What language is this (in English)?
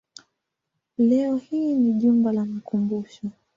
Swahili